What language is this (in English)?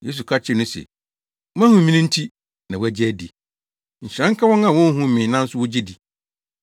Akan